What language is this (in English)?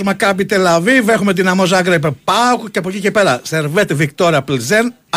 Greek